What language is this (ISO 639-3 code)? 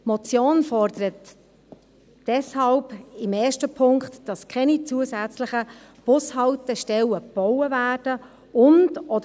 gsw